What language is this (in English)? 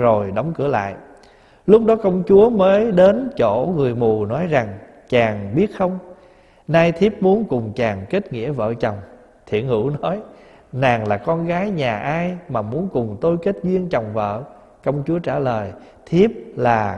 Vietnamese